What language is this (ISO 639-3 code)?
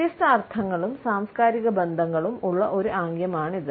mal